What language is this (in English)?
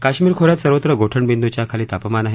Marathi